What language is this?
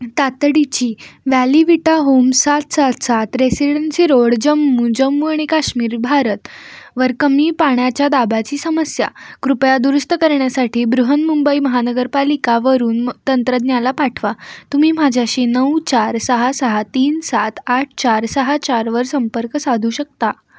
Marathi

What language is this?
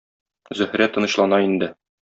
Tatar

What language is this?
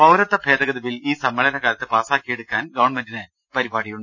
Malayalam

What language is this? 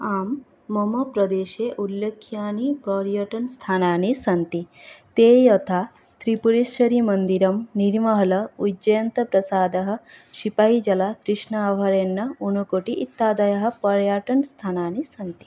Sanskrit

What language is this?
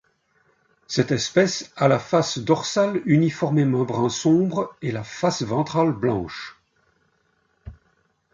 French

